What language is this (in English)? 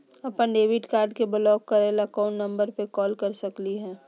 Magahi